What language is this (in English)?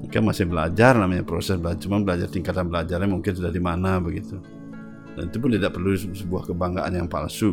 Indonesian